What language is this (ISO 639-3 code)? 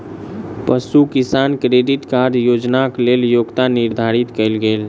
mai